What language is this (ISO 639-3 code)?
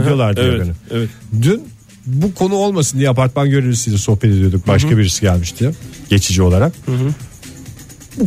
tur